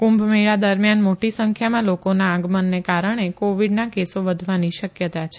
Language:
Gujarati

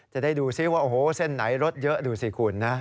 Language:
Thai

